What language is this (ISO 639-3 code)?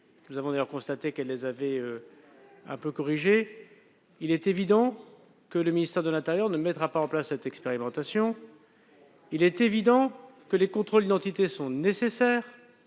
fra